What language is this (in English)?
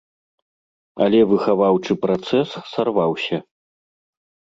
Belarusian